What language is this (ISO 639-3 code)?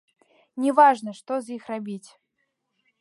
bel